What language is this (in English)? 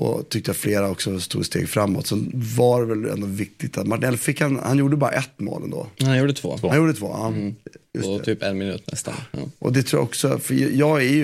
Swedish